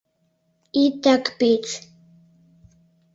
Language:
Mari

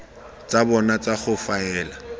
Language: Tswana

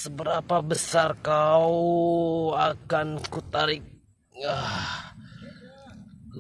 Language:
Indonesian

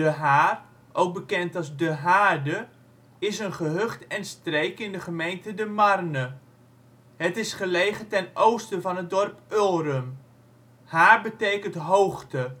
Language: Dutch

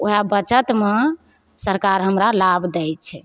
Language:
Maithili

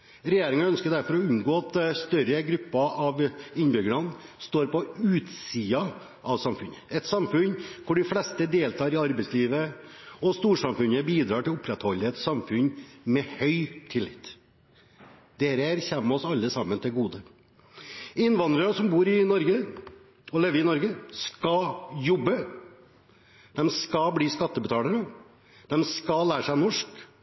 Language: Norwegian Bokmål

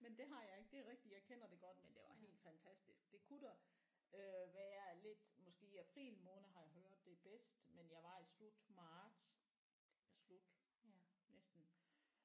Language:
Danish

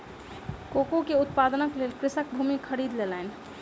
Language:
Maithili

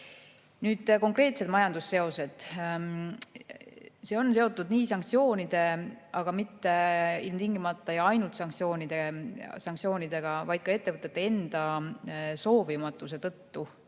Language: Estonian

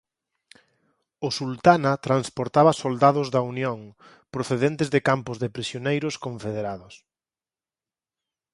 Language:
Galician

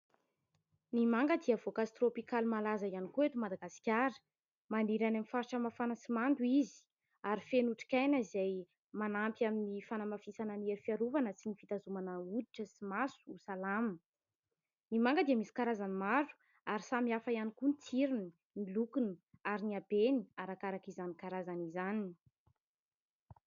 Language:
Malagasy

